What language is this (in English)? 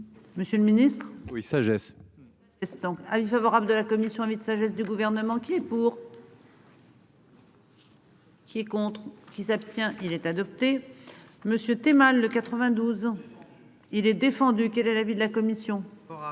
French